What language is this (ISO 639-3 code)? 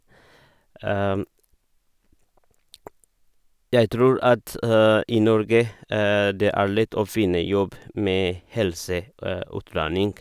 nor